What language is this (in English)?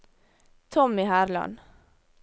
Norwegian